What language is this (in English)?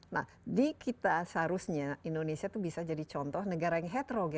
Indonesian